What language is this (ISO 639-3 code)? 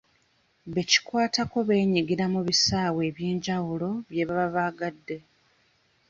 lug